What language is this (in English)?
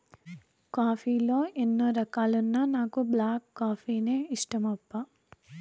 Telugu